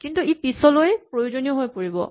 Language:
Assamese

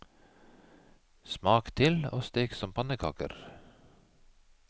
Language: Norwegian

